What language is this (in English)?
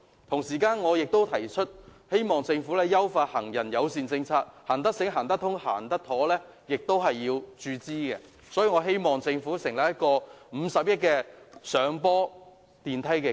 Cantonese